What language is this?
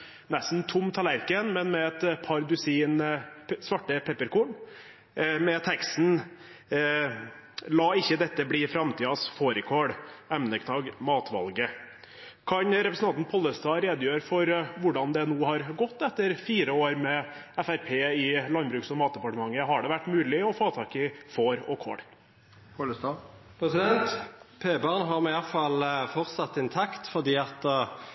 Norwegian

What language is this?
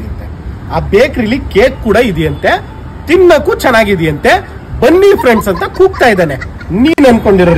Kannada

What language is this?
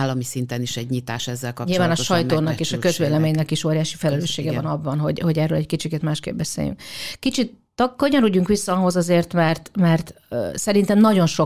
Hungarian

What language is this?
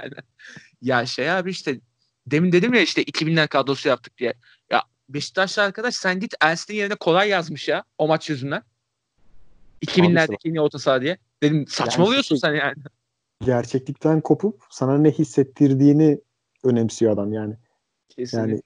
Turkish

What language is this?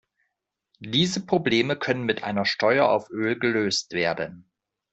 German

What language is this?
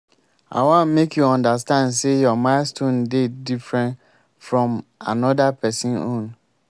Nigerian Pidgin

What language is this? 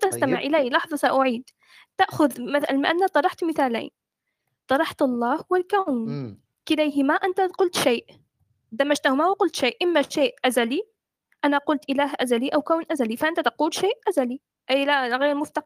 Arabic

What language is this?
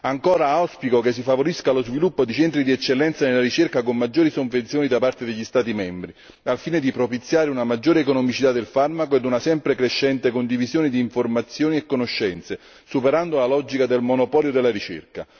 Italian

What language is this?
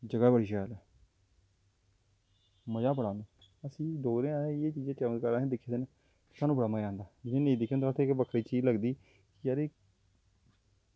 Dogri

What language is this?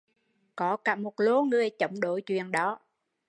Vietnamese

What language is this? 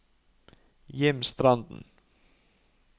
Norwegian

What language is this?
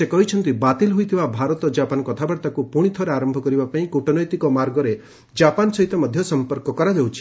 Odia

